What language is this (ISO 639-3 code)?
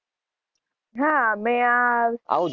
guj